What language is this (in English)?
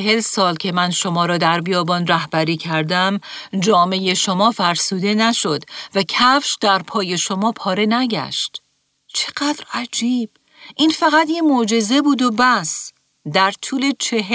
Persian